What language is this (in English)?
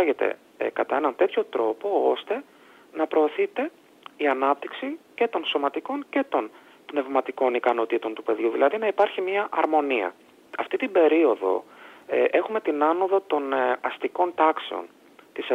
Greek